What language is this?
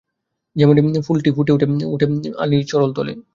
Bangla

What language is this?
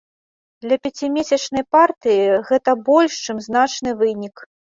Belarusian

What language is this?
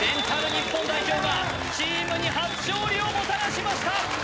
Japanese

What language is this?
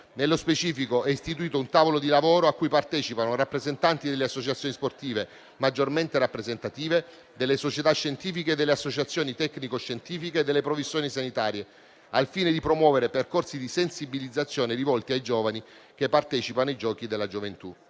Italian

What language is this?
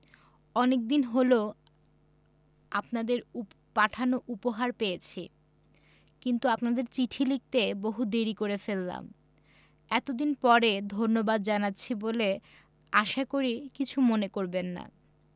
Bangla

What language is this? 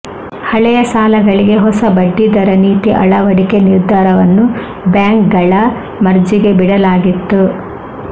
Kannada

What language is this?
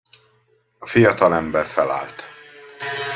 Hungarian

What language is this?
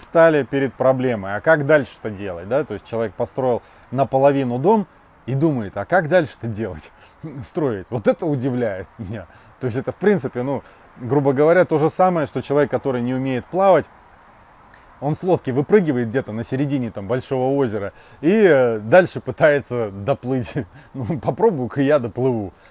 Russian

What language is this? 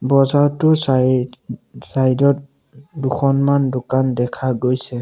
Assamese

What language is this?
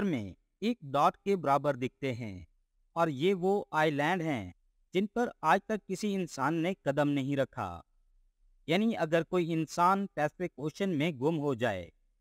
Hindi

